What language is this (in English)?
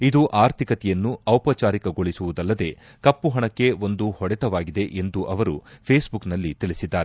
Kannada